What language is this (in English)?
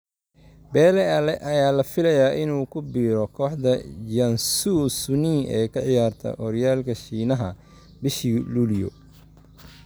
Somali